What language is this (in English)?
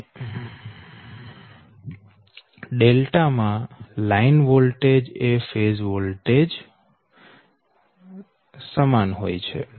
Gujarati